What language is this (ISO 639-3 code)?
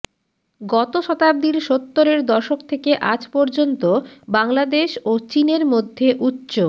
ben